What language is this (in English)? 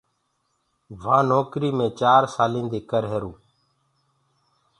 Gurgula